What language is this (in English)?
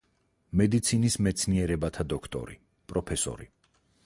Georgian